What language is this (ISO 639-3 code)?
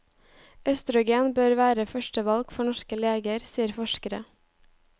nor